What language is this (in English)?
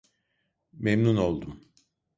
Turkish